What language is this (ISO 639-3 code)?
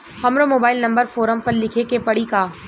bho